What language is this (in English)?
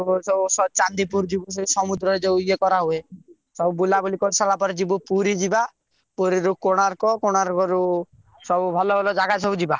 Odia